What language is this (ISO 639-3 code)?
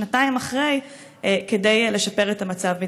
heb